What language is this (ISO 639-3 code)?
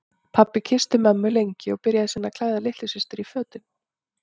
isl